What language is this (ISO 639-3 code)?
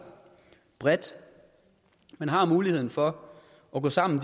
dan